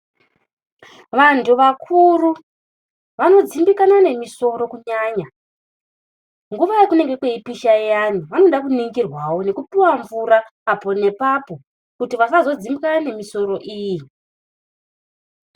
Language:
Ndau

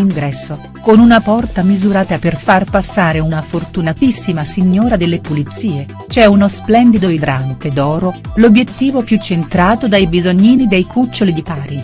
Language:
Italian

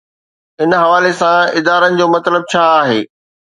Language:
Sindhi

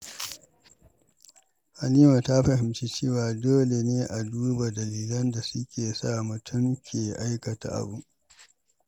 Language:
Hausa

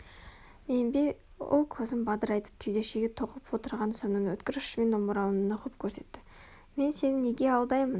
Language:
Kazakh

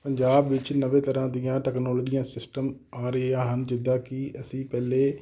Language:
Punjabi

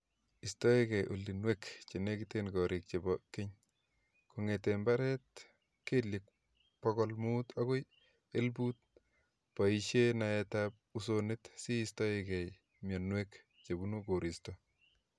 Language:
Kalenjin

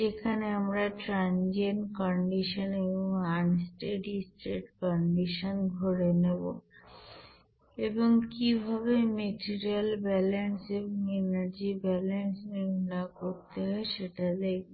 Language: Bangla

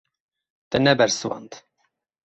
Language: Kurdish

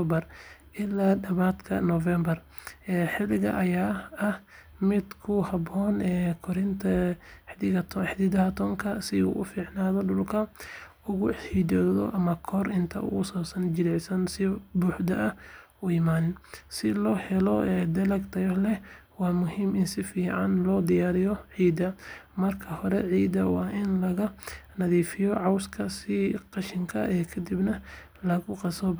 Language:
Somali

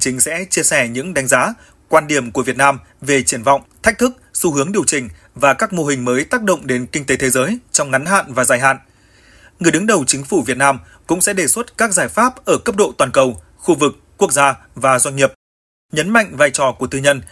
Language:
Vietnamese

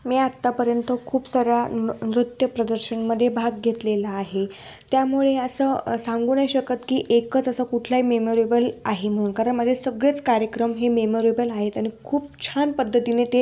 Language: Marathi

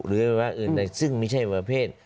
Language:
Thai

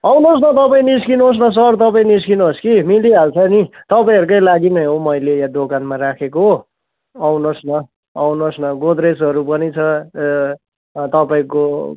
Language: Nepali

